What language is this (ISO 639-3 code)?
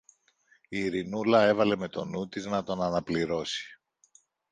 ell